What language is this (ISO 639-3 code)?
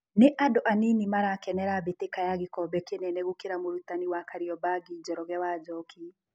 kik